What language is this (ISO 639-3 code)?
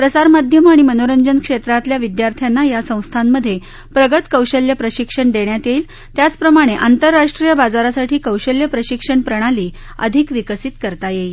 mar